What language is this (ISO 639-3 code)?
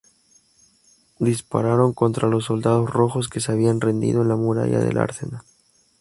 spa